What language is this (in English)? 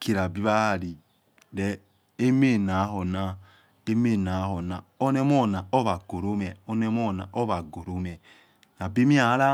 Yekhee